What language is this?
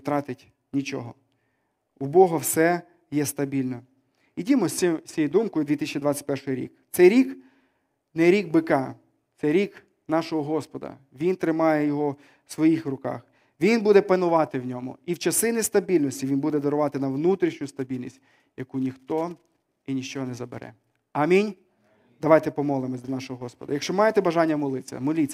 Ukrainian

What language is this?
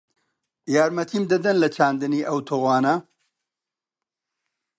Central Kurdish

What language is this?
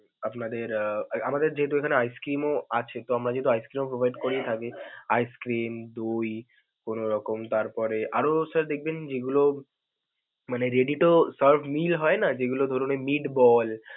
Bangla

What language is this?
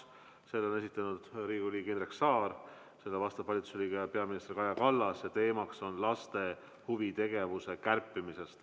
Estonian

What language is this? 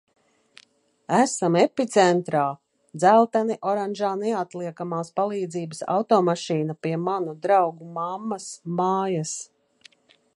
Latvian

